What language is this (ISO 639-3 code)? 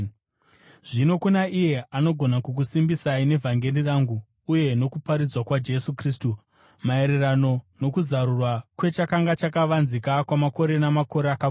sna